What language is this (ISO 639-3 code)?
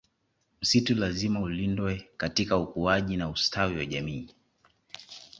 swa